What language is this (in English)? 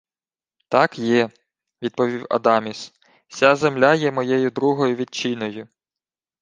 Ukrainian